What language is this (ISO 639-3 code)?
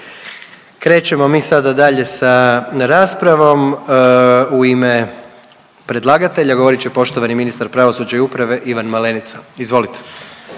hrv